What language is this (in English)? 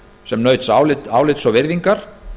Icelandic